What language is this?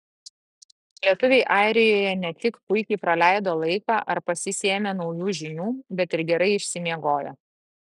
Lithuanian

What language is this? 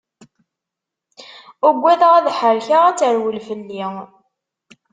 Kabyle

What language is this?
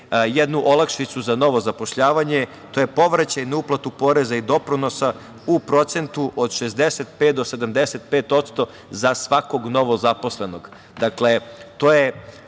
Serbian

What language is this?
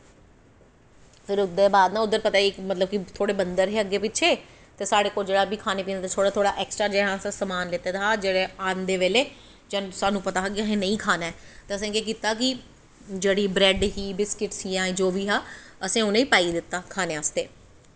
Dogri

